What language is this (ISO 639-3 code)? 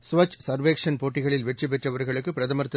tam